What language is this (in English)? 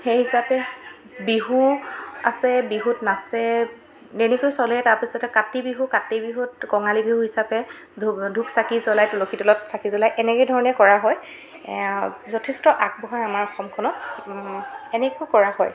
Assamese